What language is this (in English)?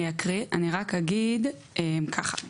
Hebrew